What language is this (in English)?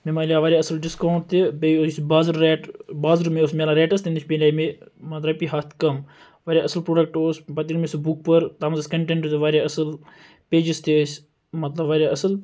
Kashmiri